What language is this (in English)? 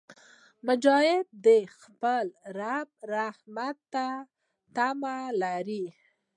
Pashto